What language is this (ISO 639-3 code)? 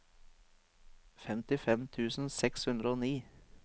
nor